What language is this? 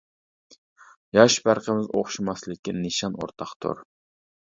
Uyghur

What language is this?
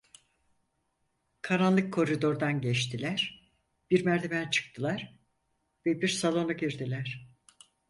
Turkish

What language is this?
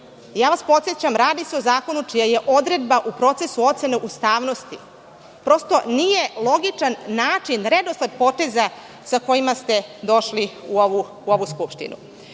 Serbian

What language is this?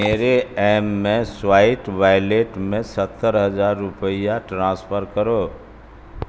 Urdu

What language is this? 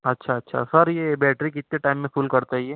Urdu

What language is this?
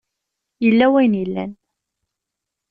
Kabyle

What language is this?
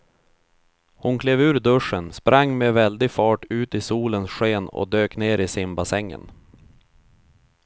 Swedish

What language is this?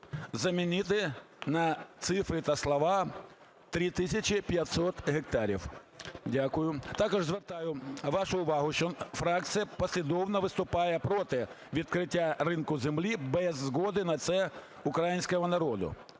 Ukrainian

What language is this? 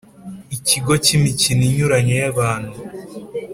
Kinyarwanda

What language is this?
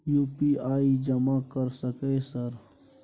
Maithili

